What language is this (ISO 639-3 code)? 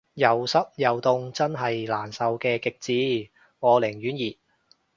yue